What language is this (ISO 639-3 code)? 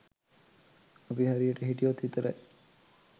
sin